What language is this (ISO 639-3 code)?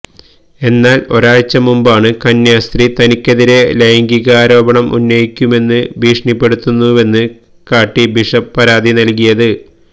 mal